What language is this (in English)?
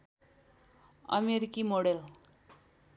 Nepali